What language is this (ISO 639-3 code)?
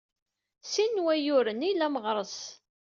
kab